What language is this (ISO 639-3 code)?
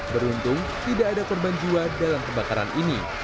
ind